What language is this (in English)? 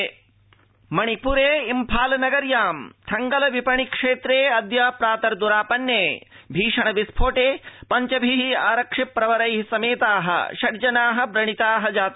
Sanskrit